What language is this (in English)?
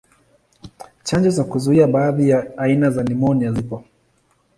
Swahili